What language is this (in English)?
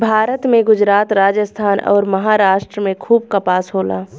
Bhojpuri